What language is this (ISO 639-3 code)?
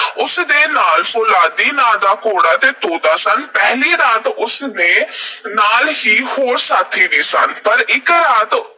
pan